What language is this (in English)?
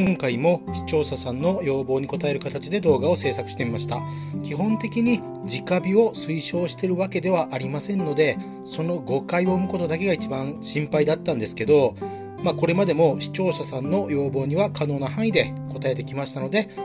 Japanese